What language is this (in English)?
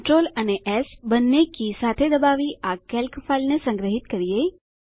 Gujarati